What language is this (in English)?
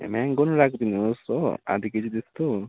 Nepali